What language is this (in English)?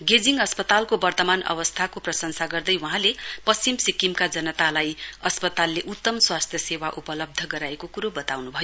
Nepali